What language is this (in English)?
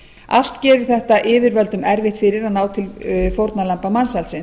Icelandic